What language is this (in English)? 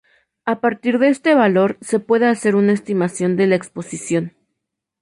Spanish